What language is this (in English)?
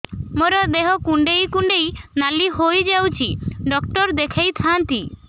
Odia